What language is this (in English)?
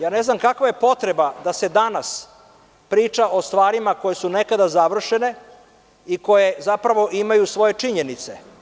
Serbian